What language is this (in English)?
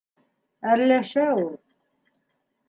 Bashkir